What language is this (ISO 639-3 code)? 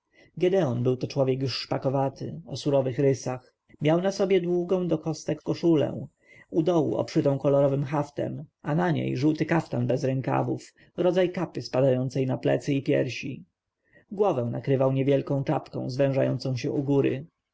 pol